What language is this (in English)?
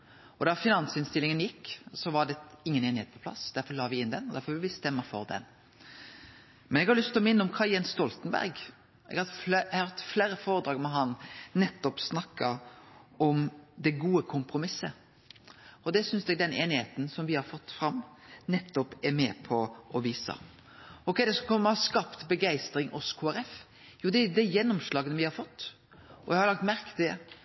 Norwegian Nynorsk